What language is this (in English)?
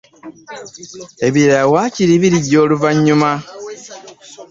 Ganda